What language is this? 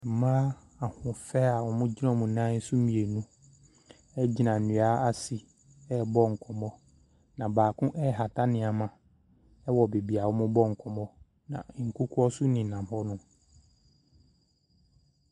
Akan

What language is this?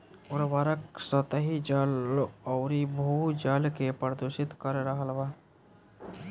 Bhojpuri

